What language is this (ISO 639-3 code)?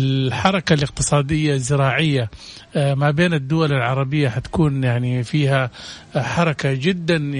ara